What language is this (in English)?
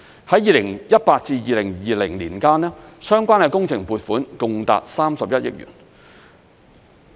Cantonese